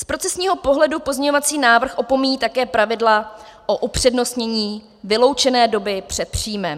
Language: Czech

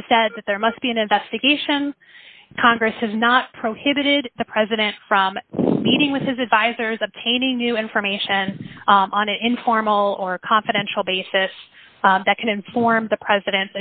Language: English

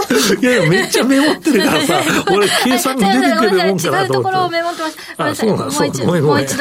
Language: Japanese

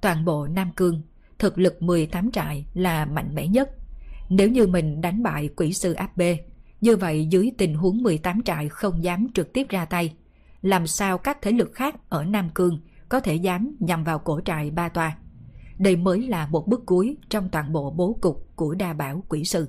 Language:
Vietnamese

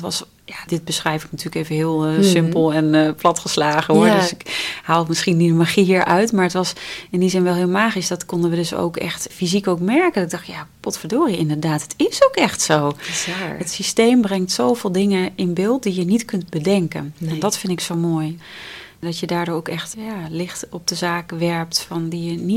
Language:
Dutch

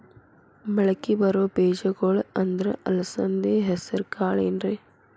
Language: Kannada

